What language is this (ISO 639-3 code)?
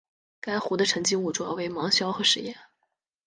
zho